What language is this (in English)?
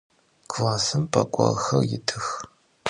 Adyghe